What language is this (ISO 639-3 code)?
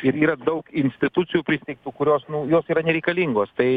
lit